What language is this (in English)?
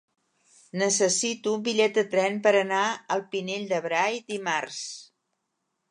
Catalan